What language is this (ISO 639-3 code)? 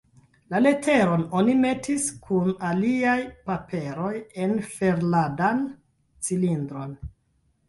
epo